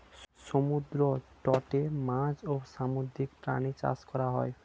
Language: Bangla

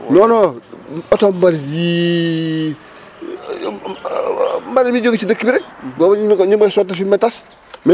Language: Wolof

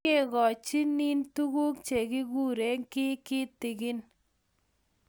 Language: Kalenjin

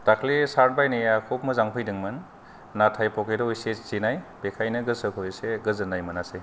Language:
Bodo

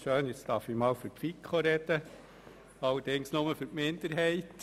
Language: Swiss German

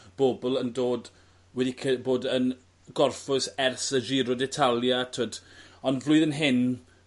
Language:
Welsh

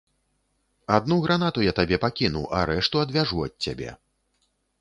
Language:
Belarusian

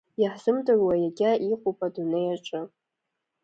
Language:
Abkhazian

